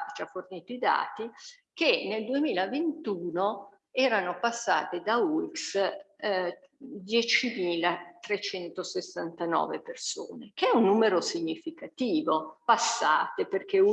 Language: Italian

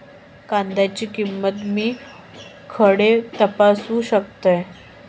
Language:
Marathi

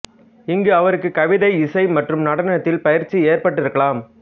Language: Tamil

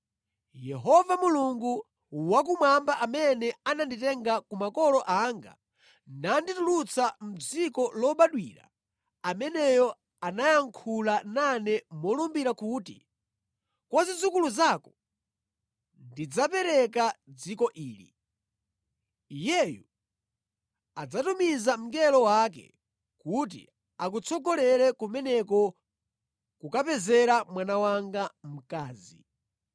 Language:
Nyanja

